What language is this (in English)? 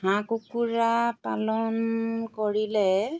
Assamese